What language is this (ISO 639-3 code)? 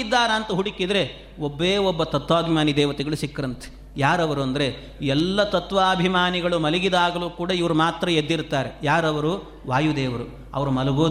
kan